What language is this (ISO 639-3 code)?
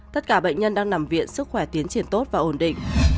vie